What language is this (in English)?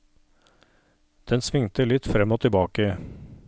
Norwegian